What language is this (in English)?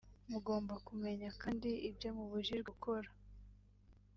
Kinyarwanda